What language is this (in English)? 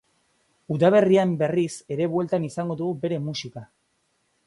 Basque